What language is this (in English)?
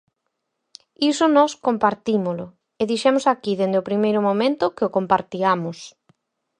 Galician